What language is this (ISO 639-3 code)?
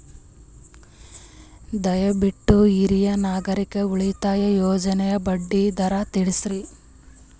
kan